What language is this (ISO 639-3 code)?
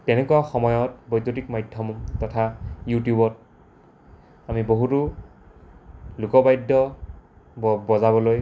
asm